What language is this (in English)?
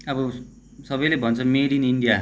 Nepali